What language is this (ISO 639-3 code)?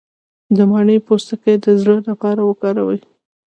pus